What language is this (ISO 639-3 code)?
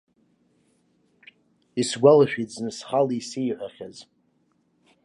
abk